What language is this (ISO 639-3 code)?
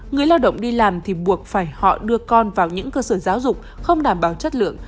vie